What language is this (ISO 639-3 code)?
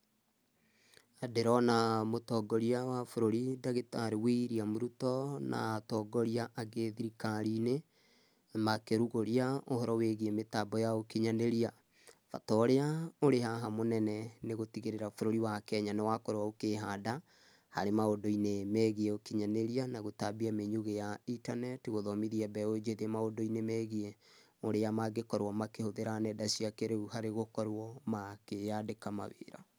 kik